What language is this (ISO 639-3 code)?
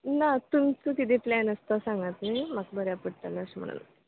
kok